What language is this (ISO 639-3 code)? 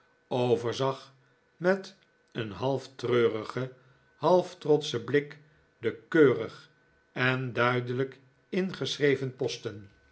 nld